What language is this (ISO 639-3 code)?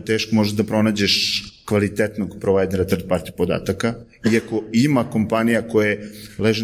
hrv